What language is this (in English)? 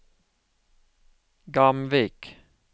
Norwegian